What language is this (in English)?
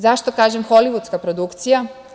Serbian